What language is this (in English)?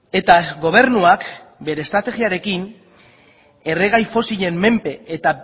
Basque